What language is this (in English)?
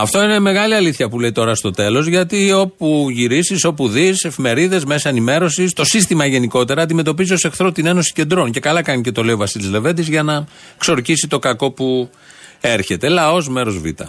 Greek